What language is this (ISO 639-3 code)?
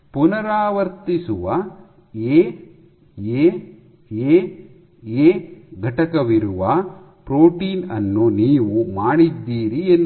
kan